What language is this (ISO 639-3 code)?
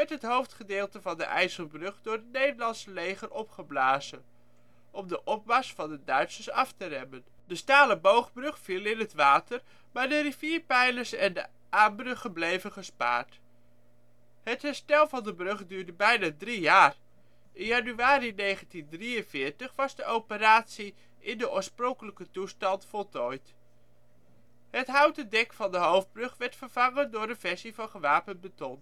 nld